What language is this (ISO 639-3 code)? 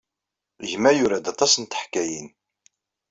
kab